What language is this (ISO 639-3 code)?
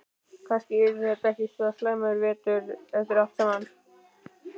isl